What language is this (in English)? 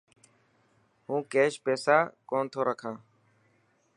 Dhatki